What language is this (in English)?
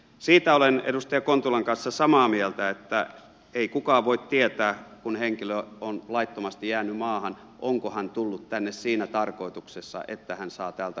Finnish